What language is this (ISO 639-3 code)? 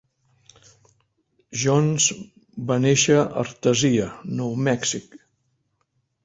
cat